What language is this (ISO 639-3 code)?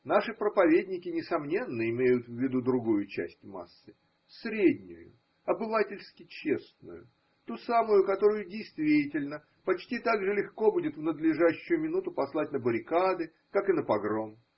rus